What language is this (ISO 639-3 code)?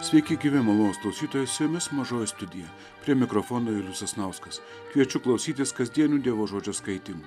lit